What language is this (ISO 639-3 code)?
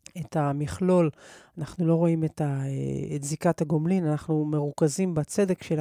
heb